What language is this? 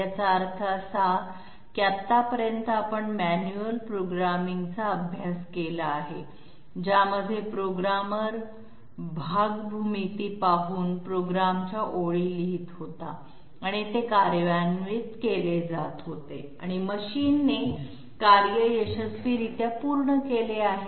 Marathi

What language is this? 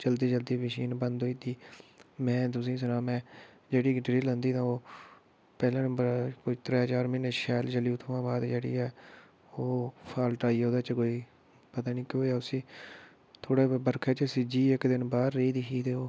Dogri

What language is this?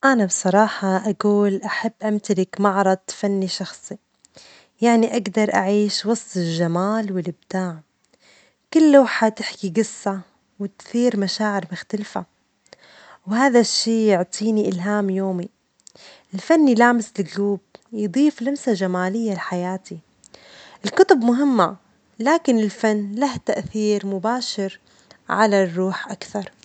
Omani Arabic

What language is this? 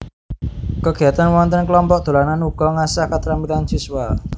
Javanese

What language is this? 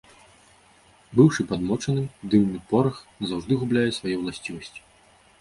Belarusian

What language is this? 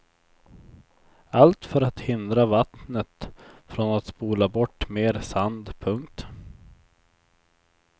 Swedish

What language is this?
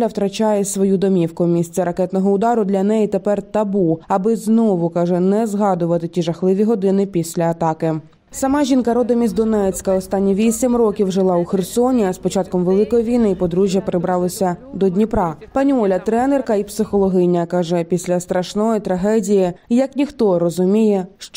Ukrainian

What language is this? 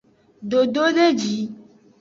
Aja (Benin)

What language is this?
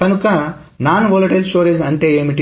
Telugu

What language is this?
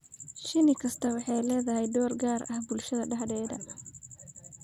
Somali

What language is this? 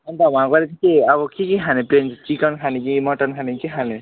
Nepali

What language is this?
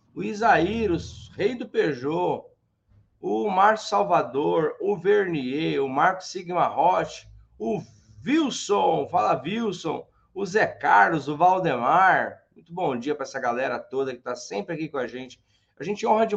Portuguese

